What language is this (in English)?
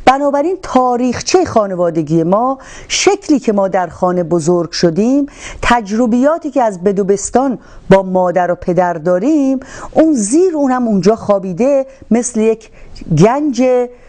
Persian